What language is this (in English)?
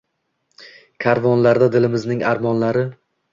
Uzbek